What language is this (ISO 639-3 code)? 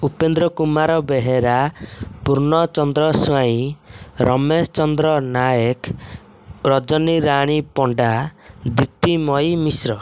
ori